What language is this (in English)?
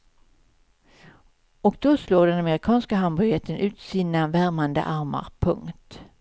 Swedish